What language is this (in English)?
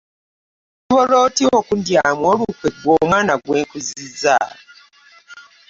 Ganda